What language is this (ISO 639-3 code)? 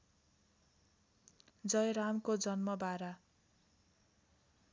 nep